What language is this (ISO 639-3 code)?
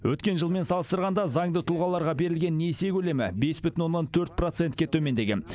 kaz